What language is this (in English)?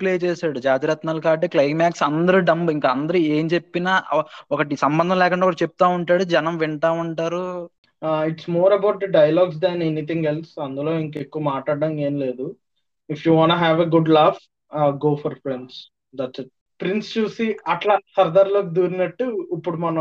Telugu